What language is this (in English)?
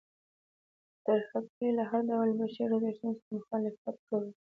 Pashto